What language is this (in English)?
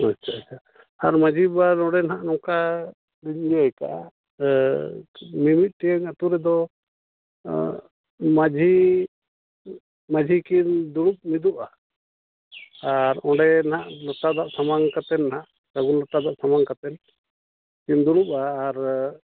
Santali